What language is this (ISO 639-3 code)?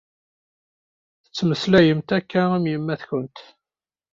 kab